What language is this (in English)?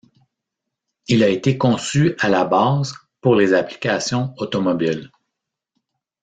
French